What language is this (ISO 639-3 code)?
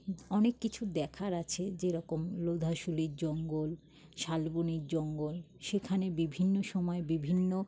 ben